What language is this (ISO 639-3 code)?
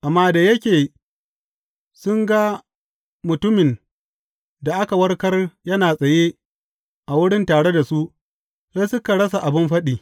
hau